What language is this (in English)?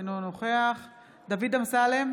Hebrew